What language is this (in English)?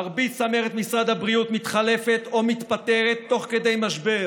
Hebrew